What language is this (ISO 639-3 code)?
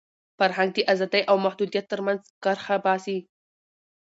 pus